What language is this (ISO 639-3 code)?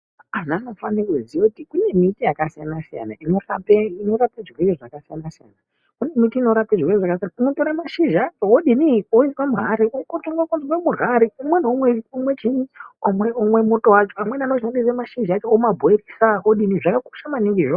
ndc